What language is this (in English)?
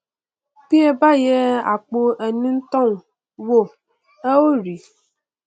Yoruba